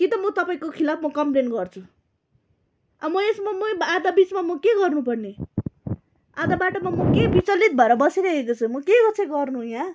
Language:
Nepali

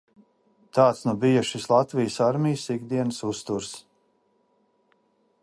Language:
Latvian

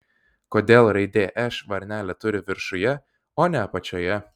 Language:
Lithuanian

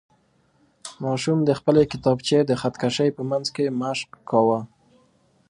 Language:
Pashto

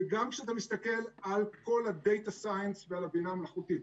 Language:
Hebrew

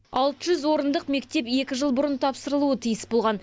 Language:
Kazakh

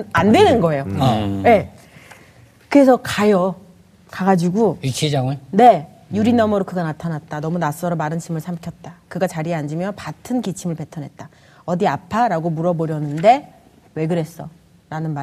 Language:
Korean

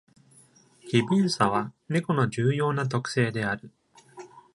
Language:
Japanese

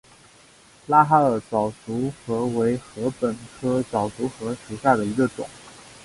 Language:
Chinese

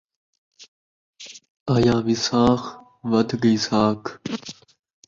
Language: Saraiki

